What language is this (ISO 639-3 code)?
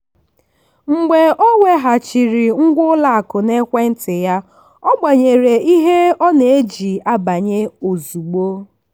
ibo